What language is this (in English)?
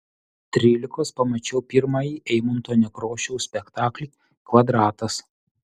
Lithuanian